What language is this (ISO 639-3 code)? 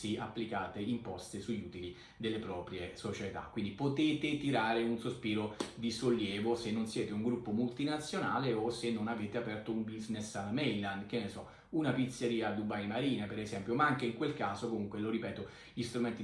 ita